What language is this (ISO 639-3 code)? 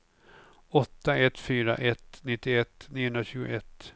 swe